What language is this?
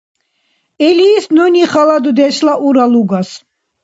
Dargwa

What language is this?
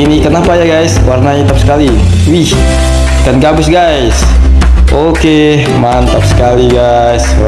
Indonesian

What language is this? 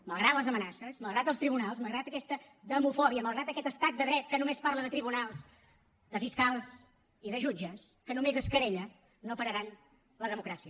Catalan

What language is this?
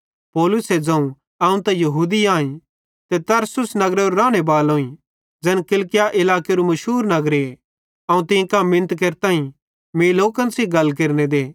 Bhadrawahi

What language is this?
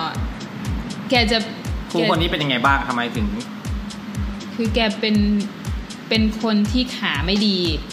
Thai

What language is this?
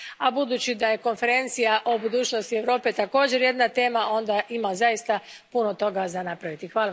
Croatian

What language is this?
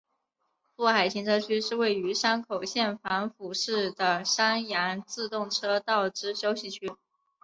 Chinese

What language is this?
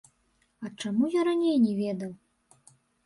Belarusian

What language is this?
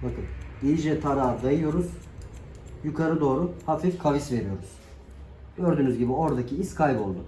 Turkish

